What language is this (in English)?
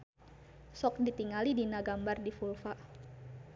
Sundanese